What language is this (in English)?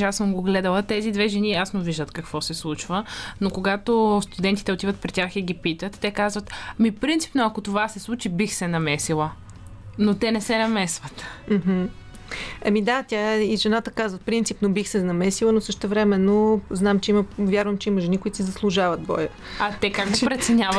Bulgarian